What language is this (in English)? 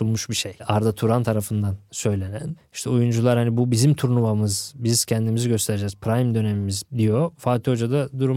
Turkish